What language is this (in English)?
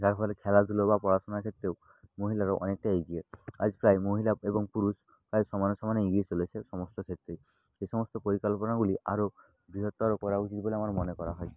Bangla